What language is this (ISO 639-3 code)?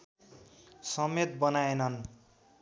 nep